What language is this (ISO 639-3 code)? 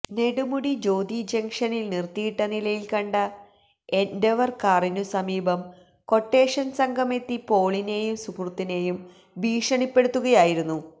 mal